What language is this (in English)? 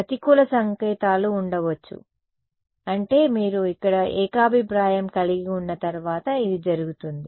Telugu